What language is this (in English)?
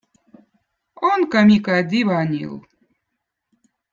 Votic